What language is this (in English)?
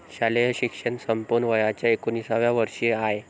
Marathi